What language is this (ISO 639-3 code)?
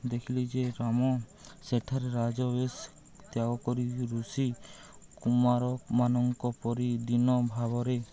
ori